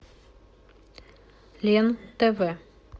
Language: Russian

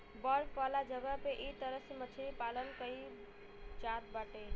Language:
Bhojpuri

